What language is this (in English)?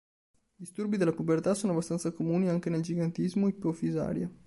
Italian